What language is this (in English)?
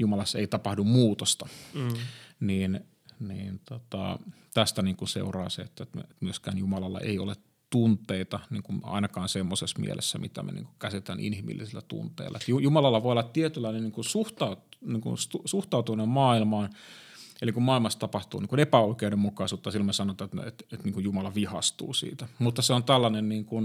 Finnish